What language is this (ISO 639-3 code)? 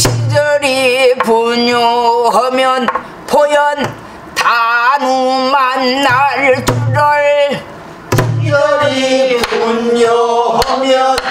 kor